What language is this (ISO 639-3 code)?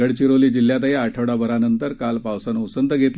mar